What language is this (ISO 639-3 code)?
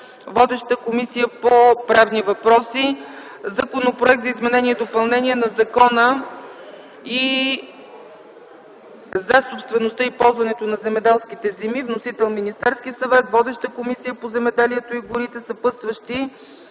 bul